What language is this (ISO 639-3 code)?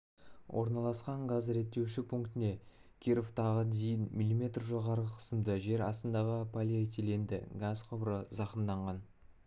kaz